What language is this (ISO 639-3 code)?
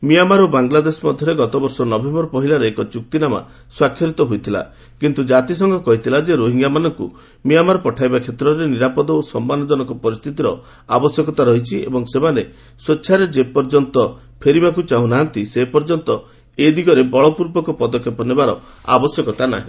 ori